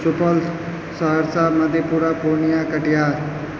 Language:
Maithili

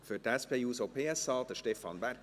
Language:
Swiss German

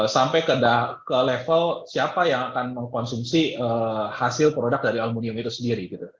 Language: Indonesian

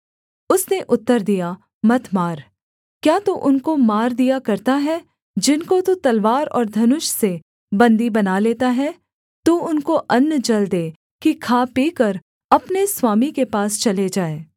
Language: Hindi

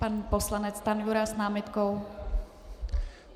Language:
Czech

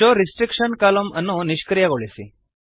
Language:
Kannada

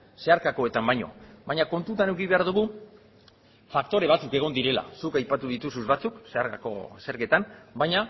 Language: Basque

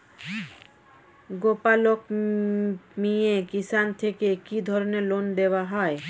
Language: Bangla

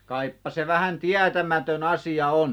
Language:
Finnish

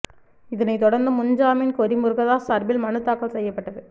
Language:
Tamil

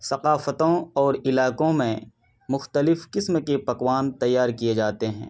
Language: Urdu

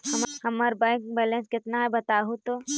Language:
Magahi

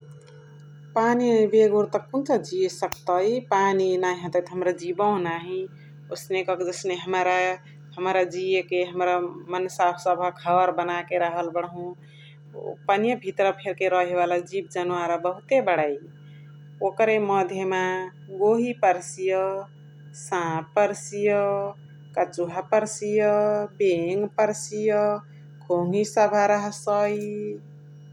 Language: Chitwania Tharu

